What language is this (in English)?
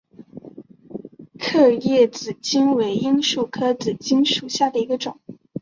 Chinese